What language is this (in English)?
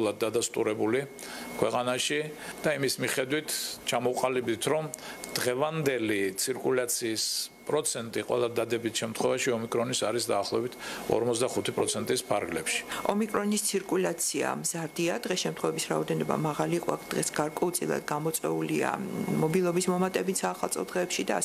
Romanian